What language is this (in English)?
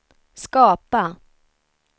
Swedish